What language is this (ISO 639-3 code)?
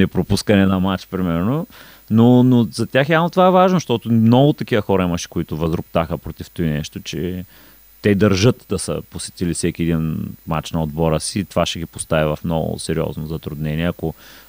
bul